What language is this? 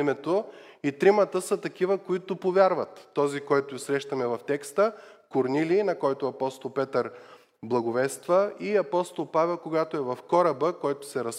Bulgarian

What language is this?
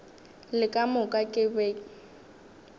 Northern Sotho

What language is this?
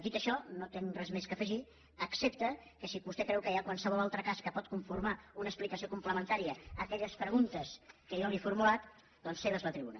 Catalan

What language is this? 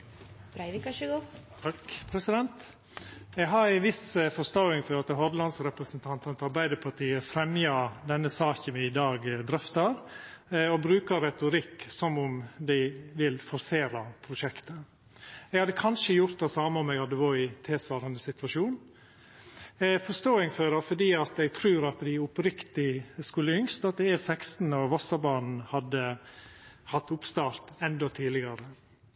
Norwegian Nynorsk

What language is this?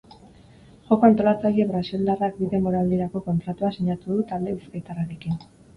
Basque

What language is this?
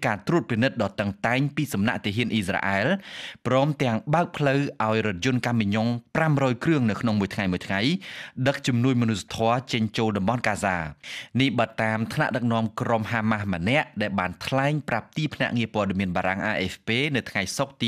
Thai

